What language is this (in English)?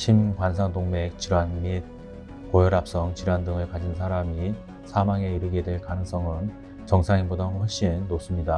Korean